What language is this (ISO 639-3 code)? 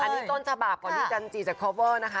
tha